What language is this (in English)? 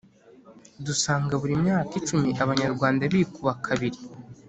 Kinyarwanda